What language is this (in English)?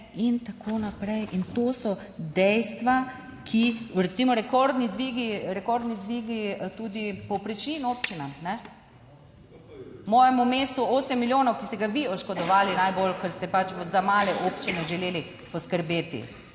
Slovenian